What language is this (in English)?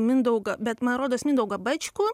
Lithuanian